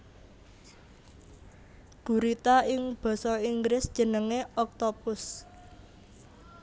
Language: Javanese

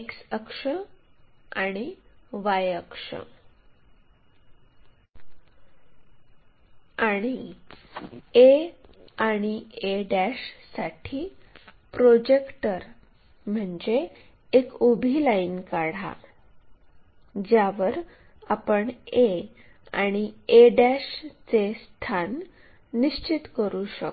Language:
Marathi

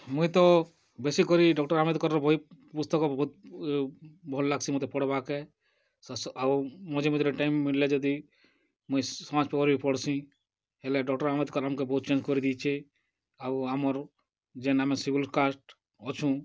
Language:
Odia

